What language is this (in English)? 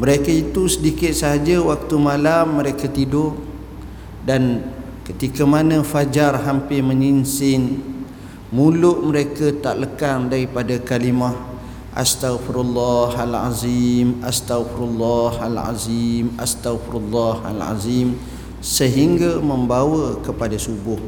Malay